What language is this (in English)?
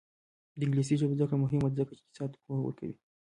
Pashto